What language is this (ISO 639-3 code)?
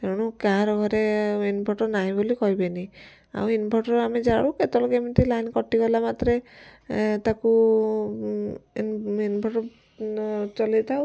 ori